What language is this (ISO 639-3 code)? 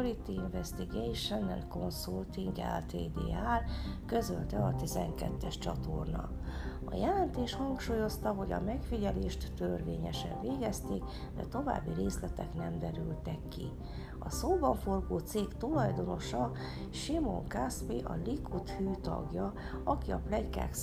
hun